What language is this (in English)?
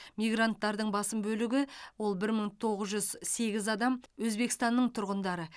Kazakh